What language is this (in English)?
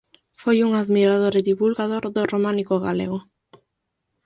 Galician